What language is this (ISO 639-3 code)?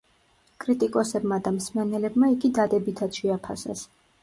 kat